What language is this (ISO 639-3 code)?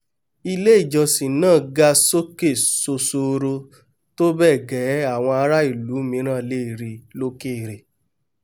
yor